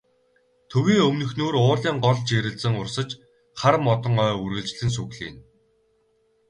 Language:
Mongolian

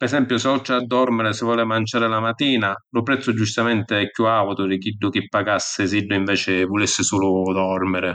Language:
Sicilian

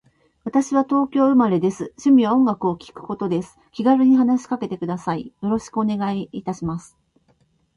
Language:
Japanese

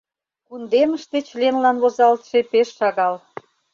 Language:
Mari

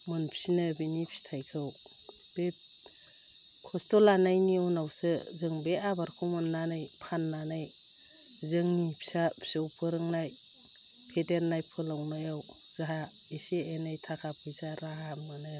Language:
Bodo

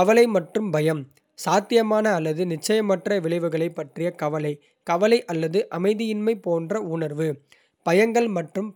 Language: Kota (India)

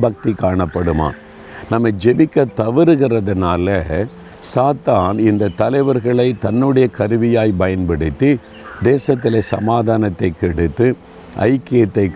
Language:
Tamil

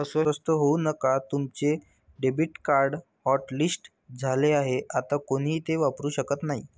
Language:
Marathi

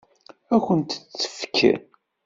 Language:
Kabyle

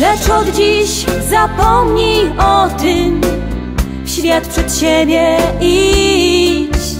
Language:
Polish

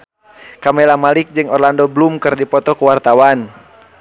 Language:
Sundanese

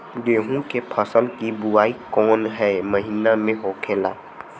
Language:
Bhojpuri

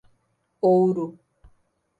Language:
Portuguese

